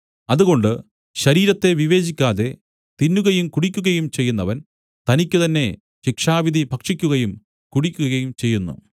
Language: Malayalam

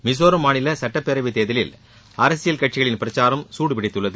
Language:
Tamil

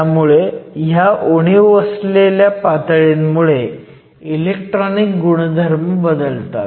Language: Marathi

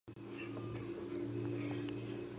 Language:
Georgian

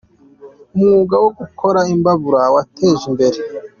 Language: Kinyarwanda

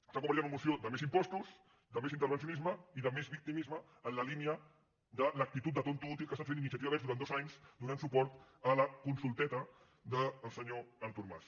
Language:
Catalan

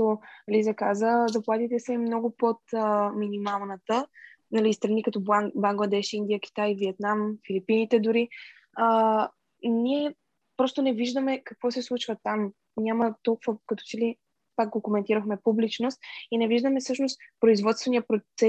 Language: Bulgarian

